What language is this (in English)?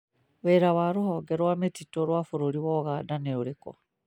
Kikuyu